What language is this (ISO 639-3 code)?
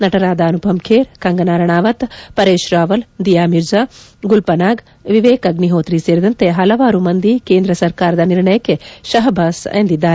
kan